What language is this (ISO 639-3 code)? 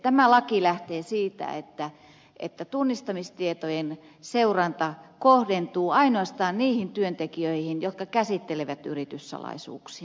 fin